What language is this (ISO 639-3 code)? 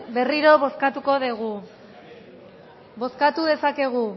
eus